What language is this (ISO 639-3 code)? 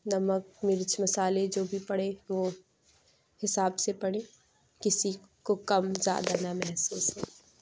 urd